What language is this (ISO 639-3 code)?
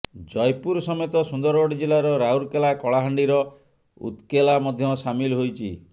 ori